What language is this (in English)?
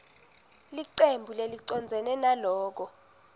Swati